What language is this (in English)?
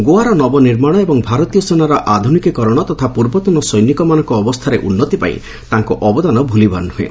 Odia